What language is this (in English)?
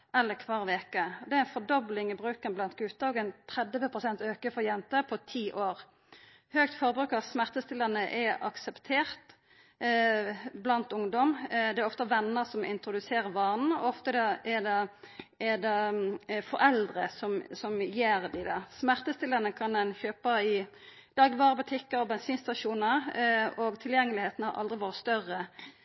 Norwegian Nynorsk